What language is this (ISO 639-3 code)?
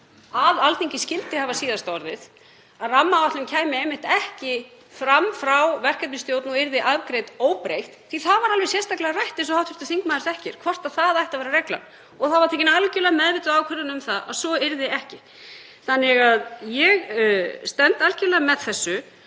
isl